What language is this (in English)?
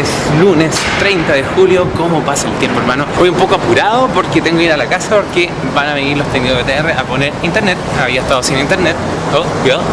Spanish